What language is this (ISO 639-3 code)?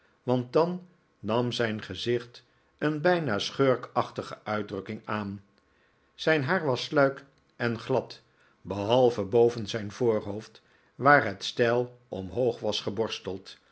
nld